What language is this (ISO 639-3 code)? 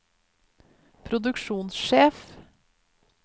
nor